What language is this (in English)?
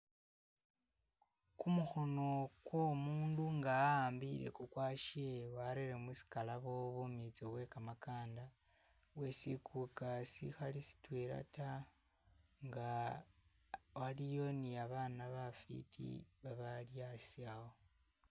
Masaaba